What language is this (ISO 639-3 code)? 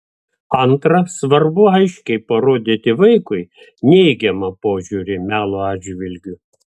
lit